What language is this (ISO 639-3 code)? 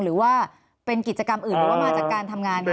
tha